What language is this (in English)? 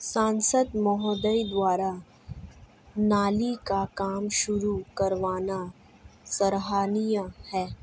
Hindi